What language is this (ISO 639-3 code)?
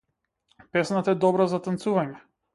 mkd